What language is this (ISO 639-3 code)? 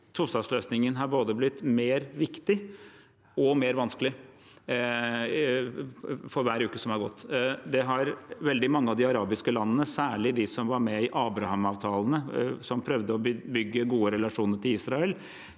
nor